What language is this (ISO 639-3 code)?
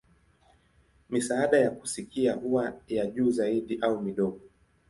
swa